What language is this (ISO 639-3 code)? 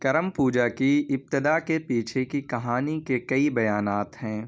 urd